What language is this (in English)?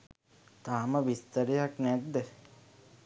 Sinhala